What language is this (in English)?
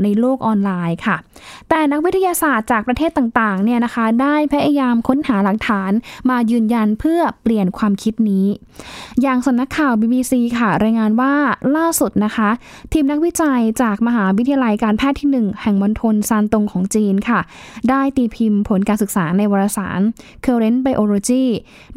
Thai